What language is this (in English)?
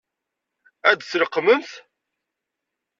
Kabyle